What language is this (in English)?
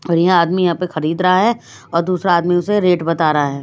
Hindi